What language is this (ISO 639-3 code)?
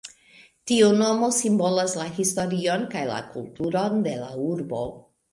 epo